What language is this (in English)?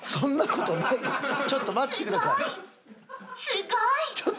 Japanese